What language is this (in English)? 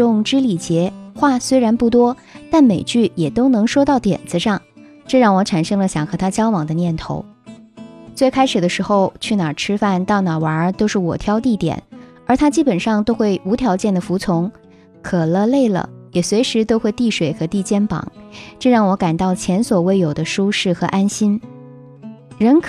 Chinese